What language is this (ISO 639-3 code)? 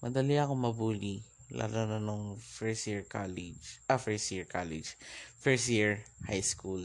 fil